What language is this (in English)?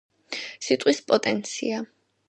Georgian